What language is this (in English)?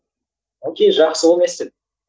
Kazakh